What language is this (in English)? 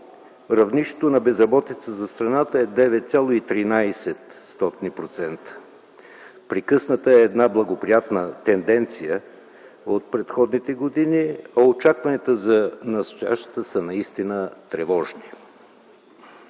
Bulgarian